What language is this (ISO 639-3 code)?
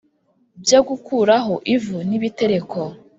kin